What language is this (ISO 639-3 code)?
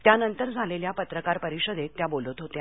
mar